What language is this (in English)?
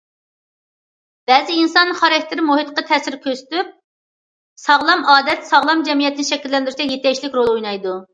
Uyghur